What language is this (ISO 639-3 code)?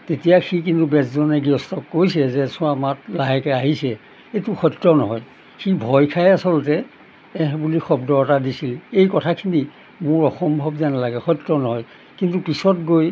asm